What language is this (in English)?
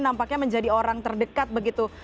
Indonesian